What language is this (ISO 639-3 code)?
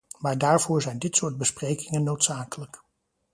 nld